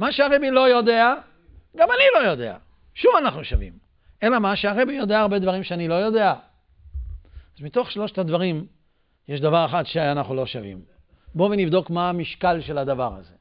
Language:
Hebrew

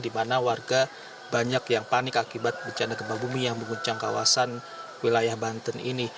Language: Indonesian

